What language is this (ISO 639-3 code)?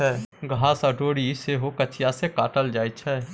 mai